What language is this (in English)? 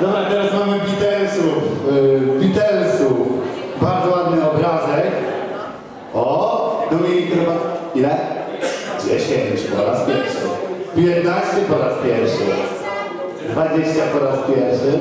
Polish